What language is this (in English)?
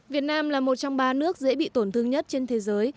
Vietnamese